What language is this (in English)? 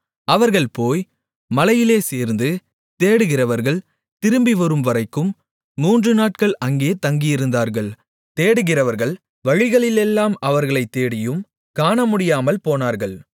Tamil